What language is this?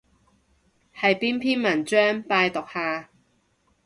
Cantonese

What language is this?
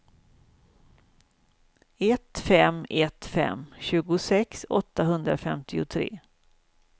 Swedish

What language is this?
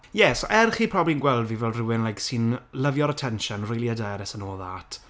Welsh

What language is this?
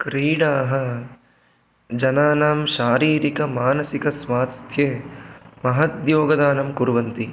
Sanskrit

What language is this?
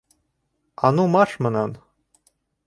Bashkir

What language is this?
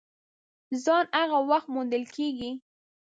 Pashto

